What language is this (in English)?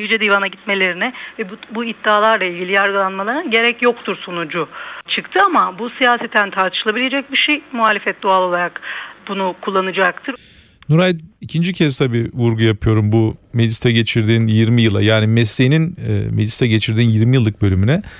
Turkish